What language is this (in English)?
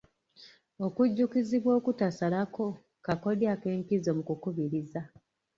Ganda